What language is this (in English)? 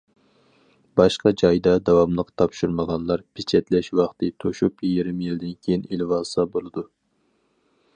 Uyghur